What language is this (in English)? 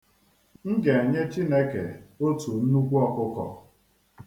Igbo